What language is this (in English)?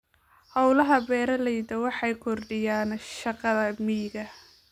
Somali